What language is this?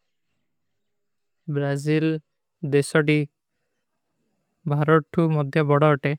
Kui (India)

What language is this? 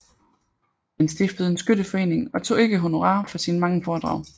Danish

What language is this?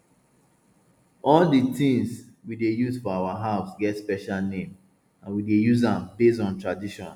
Nigerian Pidgin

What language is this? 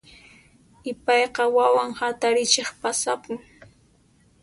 Puno Quechua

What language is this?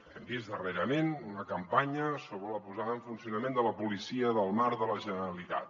Catalan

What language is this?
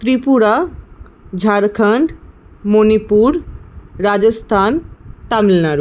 Bangla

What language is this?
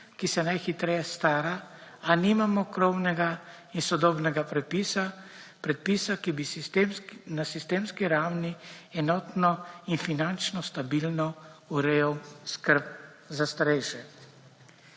Slovenian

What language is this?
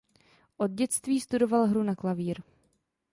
Czech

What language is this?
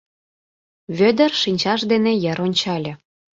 Mari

